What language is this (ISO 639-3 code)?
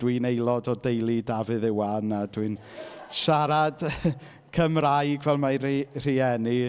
cym